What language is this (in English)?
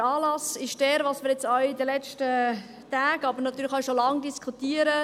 Swiss German